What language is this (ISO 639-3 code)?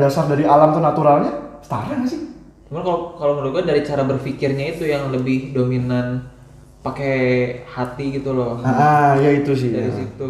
ind